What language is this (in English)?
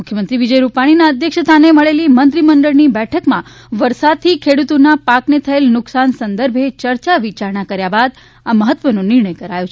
Gujarati